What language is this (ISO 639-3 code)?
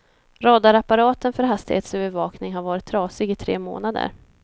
swe